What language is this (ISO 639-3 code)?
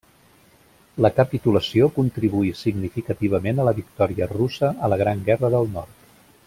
cat